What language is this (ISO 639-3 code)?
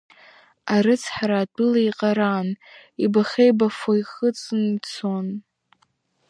abk